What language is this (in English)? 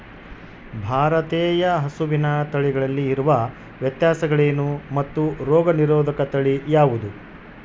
Kannada